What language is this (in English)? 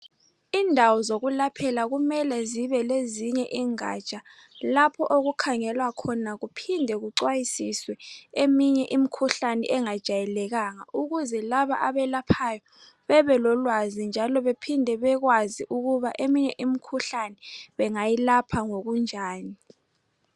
North Ndebele